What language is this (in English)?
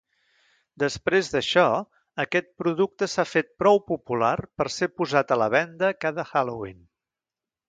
Catalan